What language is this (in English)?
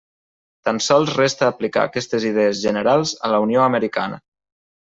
Catalan